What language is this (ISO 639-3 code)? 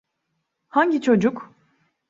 tur